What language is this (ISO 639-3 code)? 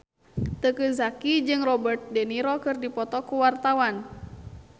sun